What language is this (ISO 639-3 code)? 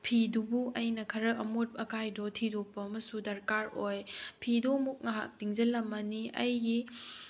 mni